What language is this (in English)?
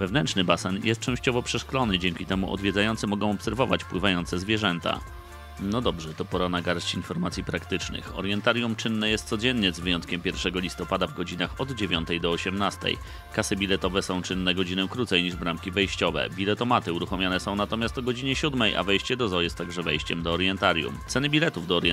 Polish